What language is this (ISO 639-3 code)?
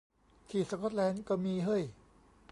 tha